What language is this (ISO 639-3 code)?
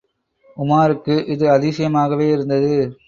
tam